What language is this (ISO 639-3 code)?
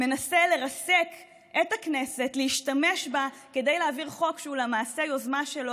heb